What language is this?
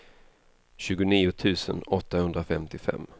Swedish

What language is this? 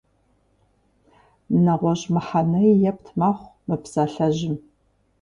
Kabardian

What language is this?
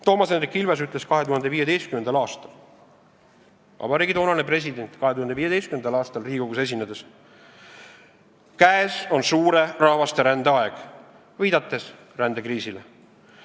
Estonian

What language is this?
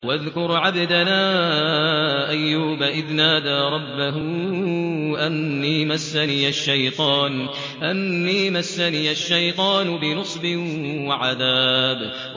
Arabic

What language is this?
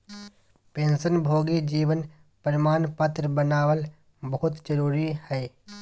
Magahi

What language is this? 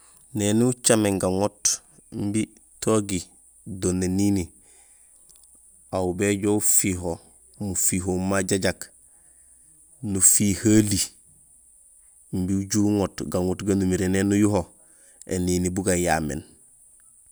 Gusilay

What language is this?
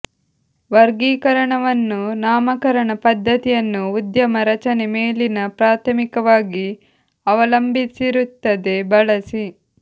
Kannada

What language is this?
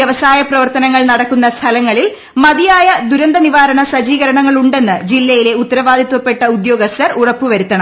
Malayalam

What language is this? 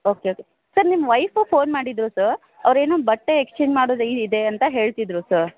Kannada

